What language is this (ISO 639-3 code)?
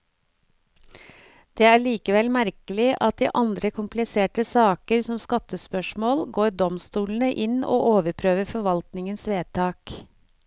nor